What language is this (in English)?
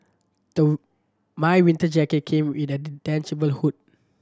English